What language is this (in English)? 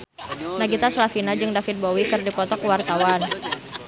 Sundanese